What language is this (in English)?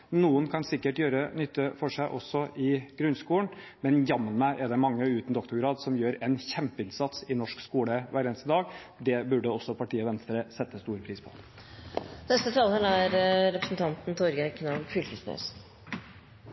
Norwegian